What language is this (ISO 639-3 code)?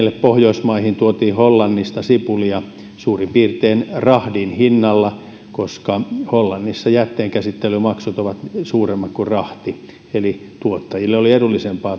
fin